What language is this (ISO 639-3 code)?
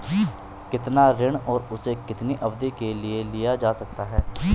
hin